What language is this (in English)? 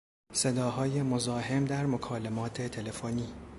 Persian